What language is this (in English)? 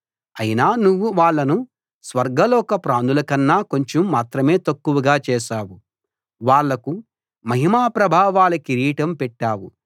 Telugu